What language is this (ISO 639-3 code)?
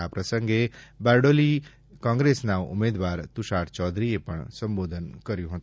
guj